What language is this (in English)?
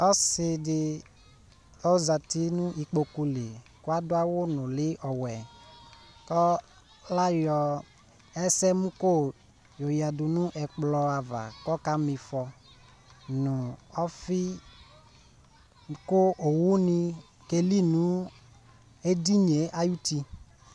Ikposo